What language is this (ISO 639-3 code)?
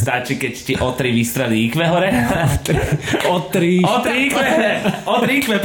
slk